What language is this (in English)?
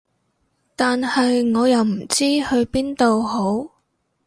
Cantonese